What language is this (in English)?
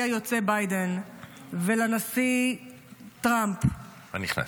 Hebrew